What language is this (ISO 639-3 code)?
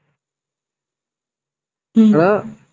tam